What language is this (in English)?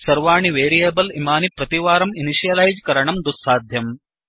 Sanskrit